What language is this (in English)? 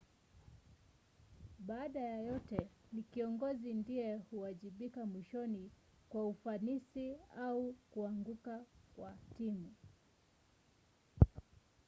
Swahili